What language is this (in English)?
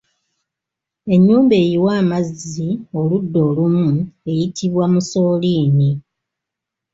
Ganda